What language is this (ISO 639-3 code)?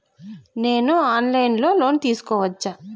tel